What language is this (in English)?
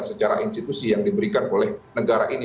Indonesian